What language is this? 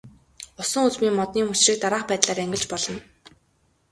Mongolian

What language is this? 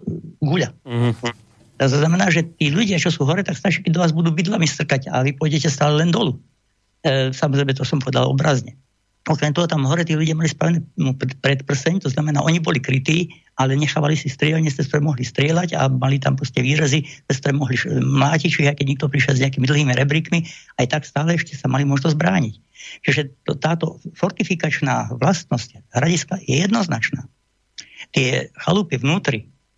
Slovak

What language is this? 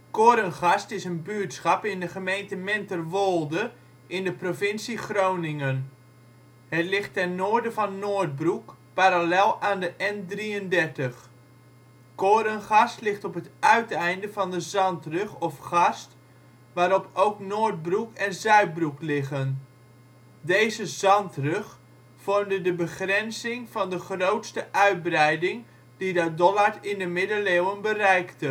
Dutch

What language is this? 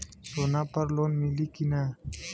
Bhojpuri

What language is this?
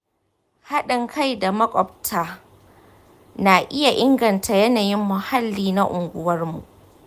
Hausa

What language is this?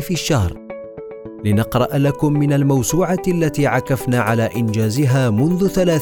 Arabic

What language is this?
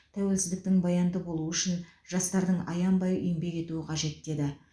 Kazakh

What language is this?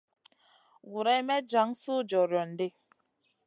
Masana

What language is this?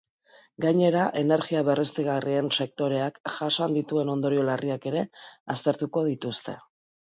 Basque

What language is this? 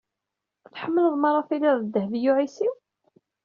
Kabyle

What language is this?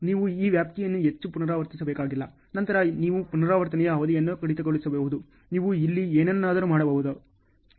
Kannada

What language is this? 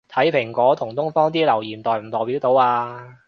Cantonese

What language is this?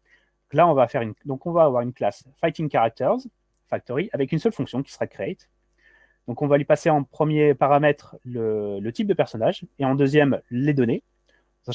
French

